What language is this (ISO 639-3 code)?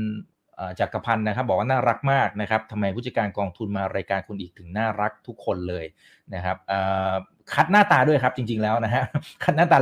tha